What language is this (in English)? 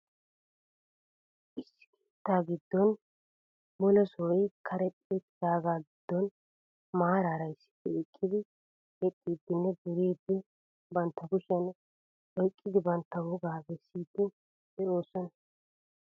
Wolaytta